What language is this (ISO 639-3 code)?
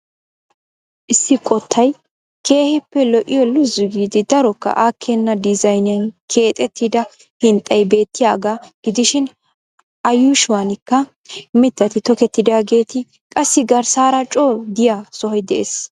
wal